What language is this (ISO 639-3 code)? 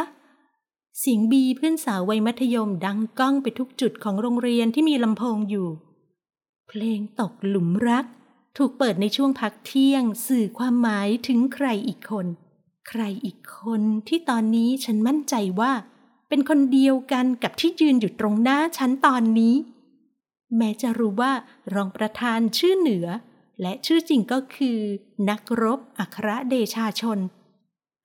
tha